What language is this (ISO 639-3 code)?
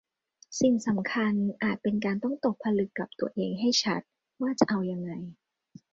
tha